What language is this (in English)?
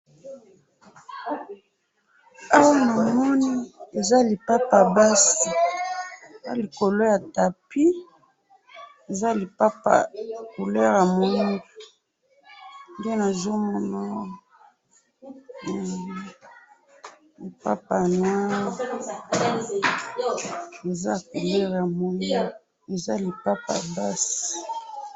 Lingala